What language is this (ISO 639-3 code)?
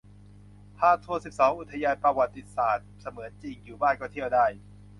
tha